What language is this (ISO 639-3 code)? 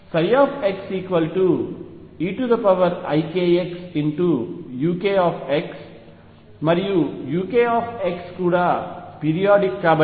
tel